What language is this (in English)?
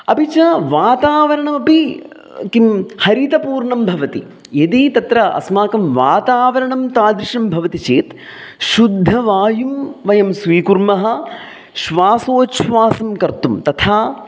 Sanskrit